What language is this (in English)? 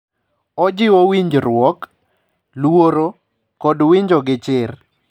Luo (Kenya and Tanzania)